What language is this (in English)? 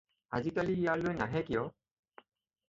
Assamese